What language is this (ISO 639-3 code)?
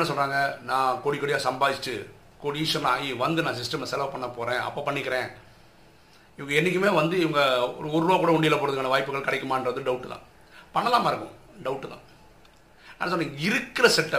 tam